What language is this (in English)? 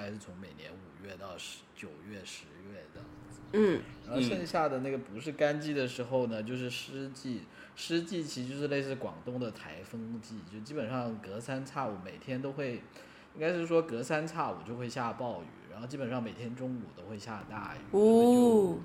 Chinese